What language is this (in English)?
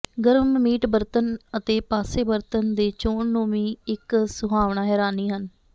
Punjabi